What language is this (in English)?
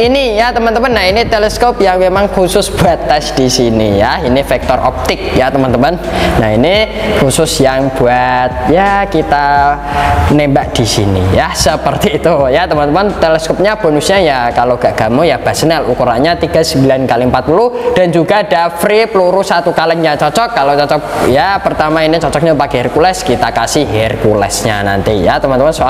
Indonesian